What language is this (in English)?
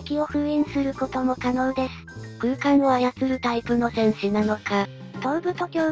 Japanese